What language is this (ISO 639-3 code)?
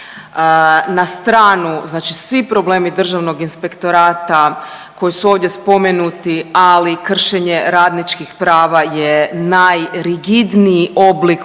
hrv